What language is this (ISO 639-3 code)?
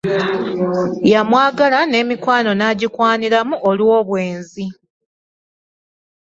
lug